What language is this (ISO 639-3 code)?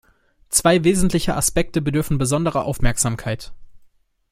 deu